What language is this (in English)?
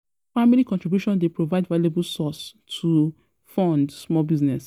Nigerian Pidgin